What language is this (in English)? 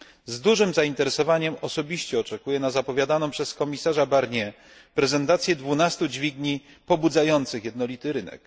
Polish